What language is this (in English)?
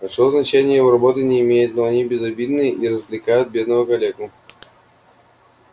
Russian